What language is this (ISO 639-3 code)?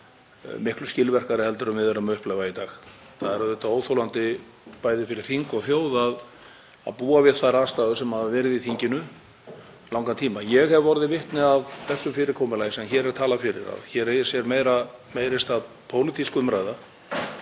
isl